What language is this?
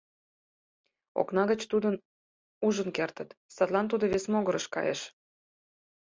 Mari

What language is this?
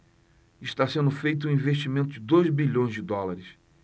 Portuguese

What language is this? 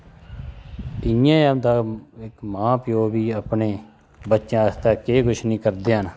Dogri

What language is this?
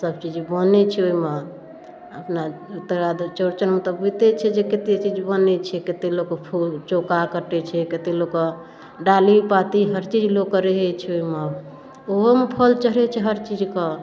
Maithili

